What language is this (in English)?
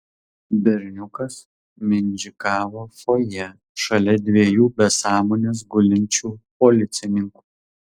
Lithuanian